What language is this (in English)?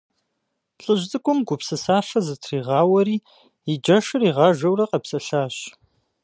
Kabardian